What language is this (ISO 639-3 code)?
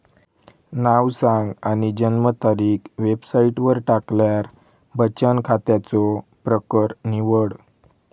mar